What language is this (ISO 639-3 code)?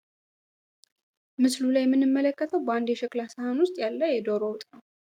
amh